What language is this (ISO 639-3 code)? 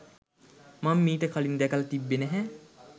sin